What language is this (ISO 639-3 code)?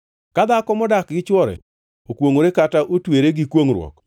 luo